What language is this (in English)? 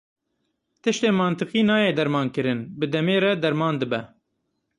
Kurdish